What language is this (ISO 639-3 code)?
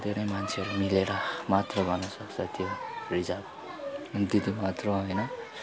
nep